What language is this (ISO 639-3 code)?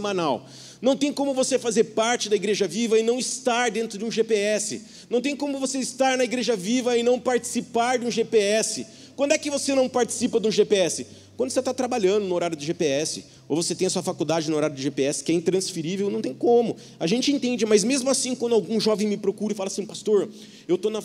por